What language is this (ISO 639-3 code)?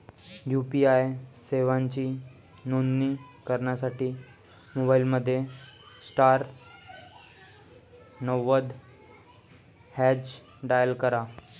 mar